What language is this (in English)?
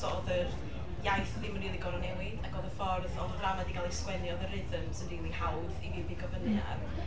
Welsh